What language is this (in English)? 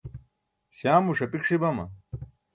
Burushaski